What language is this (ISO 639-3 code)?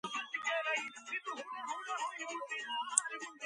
kat